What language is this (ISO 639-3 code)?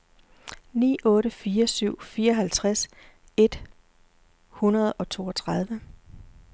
dan